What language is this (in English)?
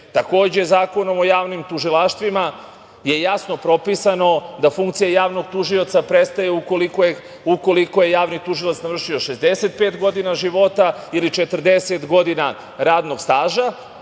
Serbian